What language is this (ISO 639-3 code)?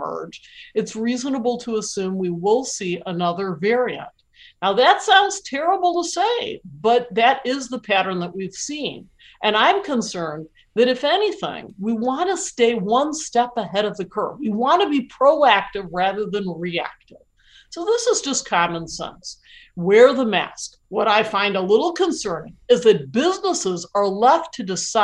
eng